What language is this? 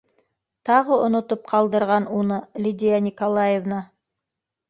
Bashkir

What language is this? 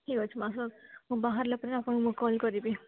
Odia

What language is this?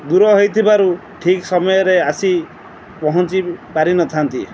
Odia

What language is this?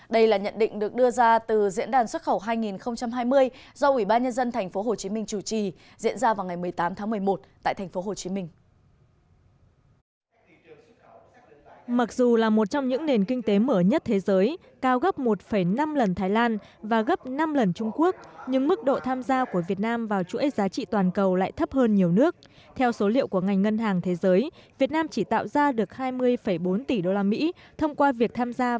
Vietnamese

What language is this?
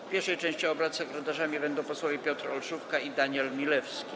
Polish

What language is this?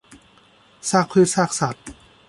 Thai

